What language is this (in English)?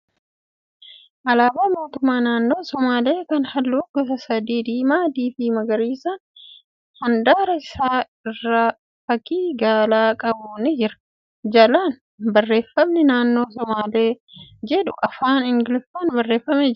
Oromo